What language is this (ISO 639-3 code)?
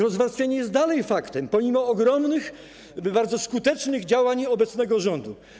pol